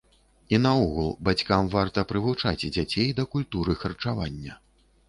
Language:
Belarusian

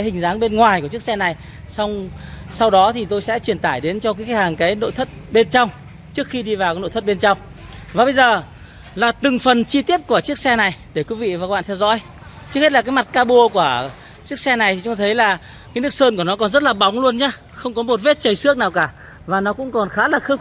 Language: Vietnamese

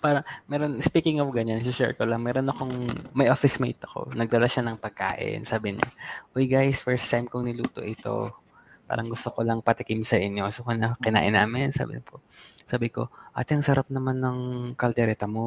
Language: Filipino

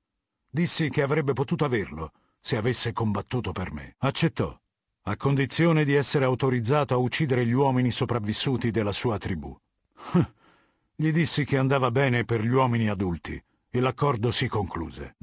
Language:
Italian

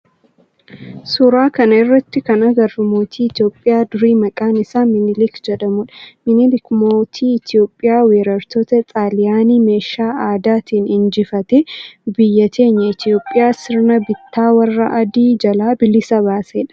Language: Oromo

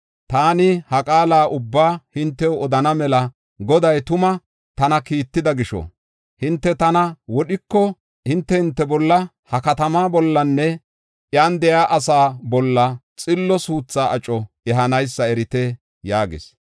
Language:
Gofa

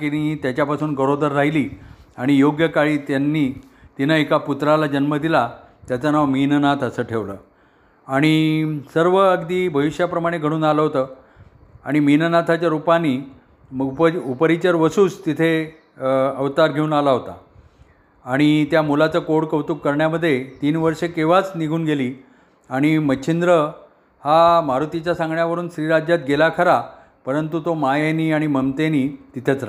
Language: Marathi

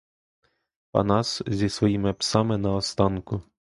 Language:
Ukrainian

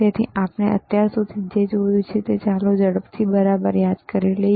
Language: Gujarati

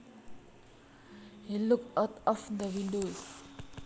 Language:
Javanese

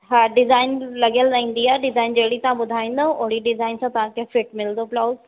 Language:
Sindhi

